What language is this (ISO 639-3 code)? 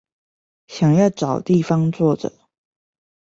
zho